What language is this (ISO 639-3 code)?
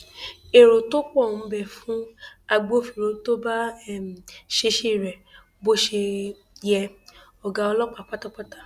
yor